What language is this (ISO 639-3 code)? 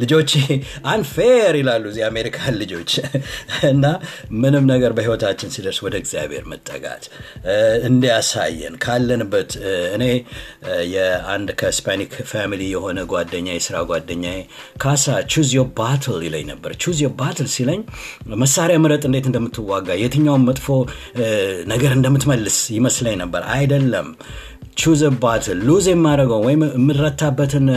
amh